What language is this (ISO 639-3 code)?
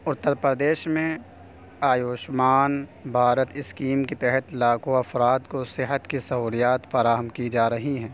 urd